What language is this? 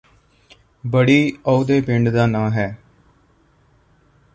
Punjabi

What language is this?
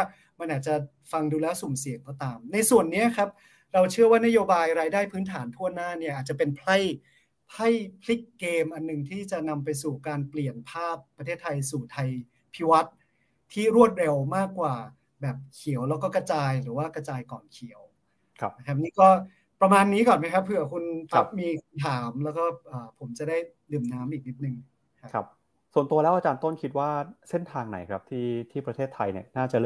Thai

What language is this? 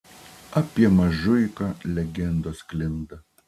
Lithuanian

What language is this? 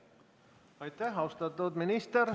Estonian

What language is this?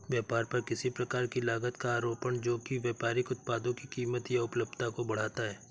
Hindi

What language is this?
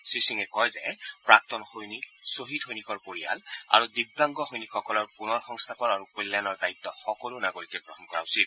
Assamese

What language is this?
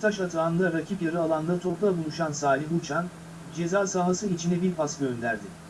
Turkish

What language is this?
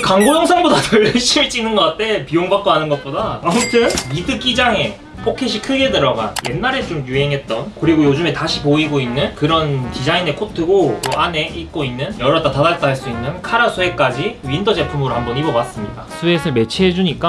Korean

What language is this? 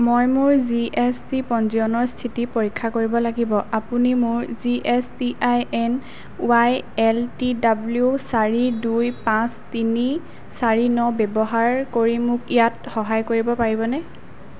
Assamese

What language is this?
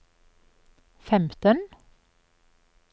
Norwegian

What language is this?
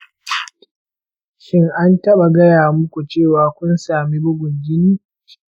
Hausa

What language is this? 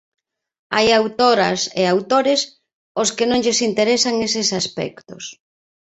Galician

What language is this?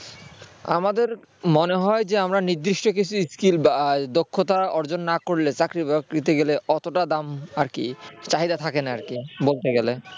Bangla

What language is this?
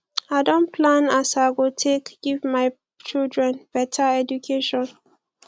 Nigerian Pidgin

